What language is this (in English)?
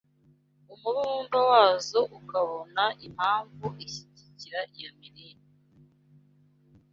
Kinyarwanda